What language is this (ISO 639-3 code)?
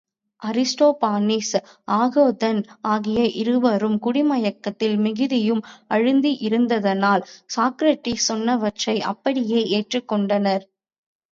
tam